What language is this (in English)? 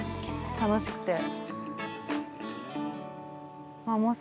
Japanese